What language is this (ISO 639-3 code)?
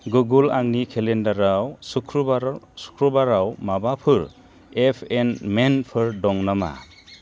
brx